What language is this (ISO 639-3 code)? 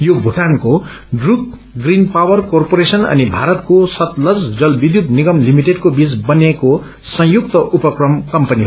nep